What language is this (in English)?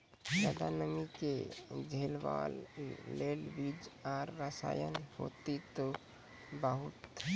Maithili